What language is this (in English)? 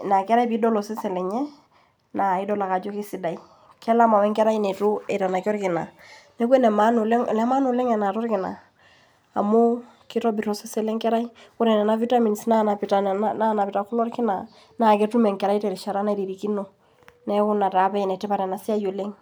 Masai